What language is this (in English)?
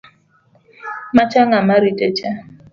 Luo (Kenya and Tanzania)